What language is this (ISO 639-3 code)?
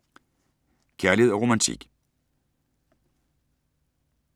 dan